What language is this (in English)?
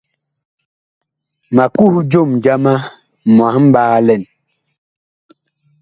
Bakoko